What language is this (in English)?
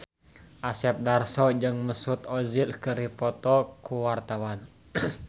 Sundanese